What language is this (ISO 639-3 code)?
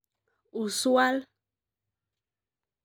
mas